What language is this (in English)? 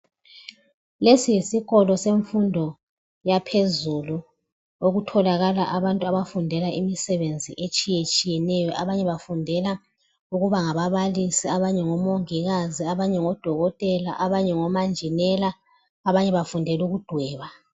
North Ndebele